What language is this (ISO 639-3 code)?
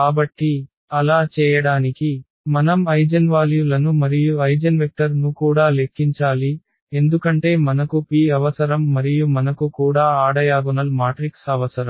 tel